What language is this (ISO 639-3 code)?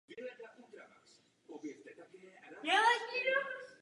ces